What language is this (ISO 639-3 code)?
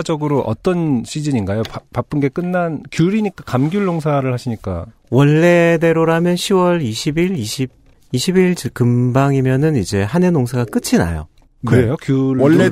kor